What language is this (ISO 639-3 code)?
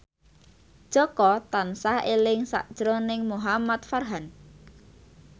jav